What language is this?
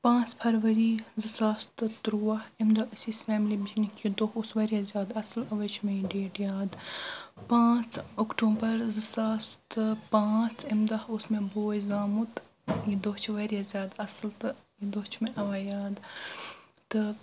Kashmiri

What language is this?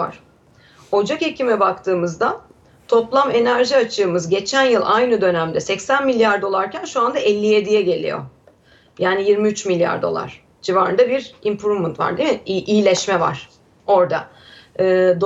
Turkish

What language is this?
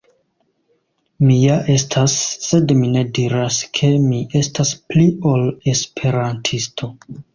Esperanto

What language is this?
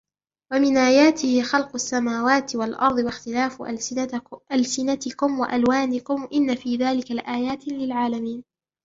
Arabic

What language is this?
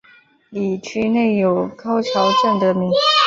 Chinese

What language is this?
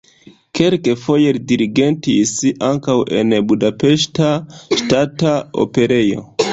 Esperanto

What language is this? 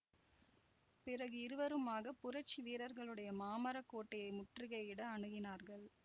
Tamil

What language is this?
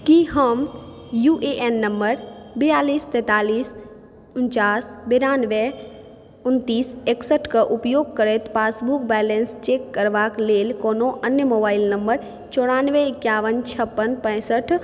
Maithili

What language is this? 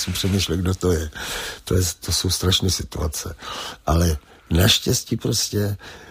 Czech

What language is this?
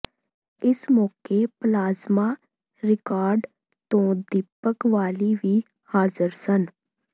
Punjabi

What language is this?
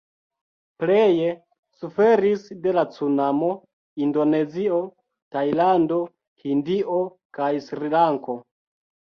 Esperanto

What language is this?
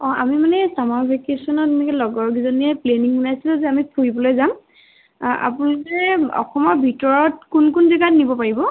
Assamese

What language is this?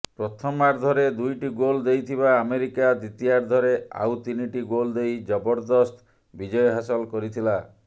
Odia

